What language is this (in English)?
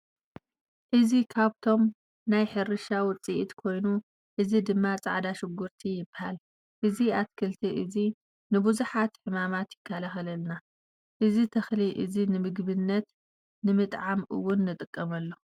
Tigrinya